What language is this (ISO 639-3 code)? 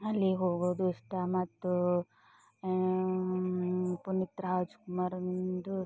kan